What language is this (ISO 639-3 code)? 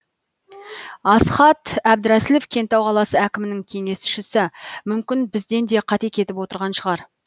kaz